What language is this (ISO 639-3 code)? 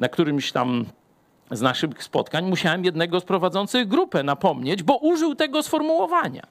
pol